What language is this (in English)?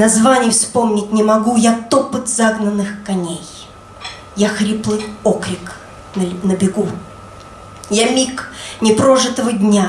Russian